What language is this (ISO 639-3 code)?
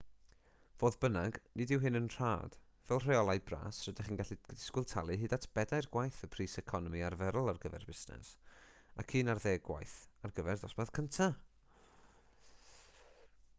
cym